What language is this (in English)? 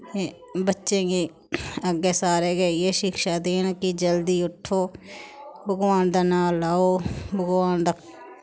Dogri